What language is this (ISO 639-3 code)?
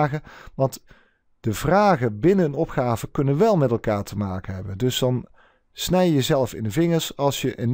nld